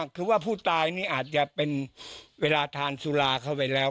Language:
Thai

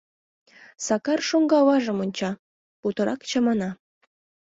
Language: Mari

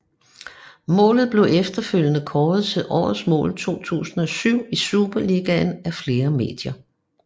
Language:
Danish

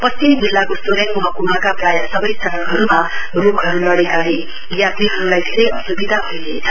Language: Nepali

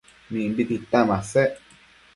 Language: Matsés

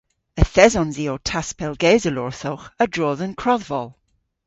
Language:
Cornish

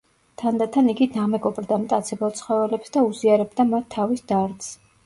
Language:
Georgian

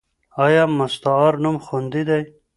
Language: Pashto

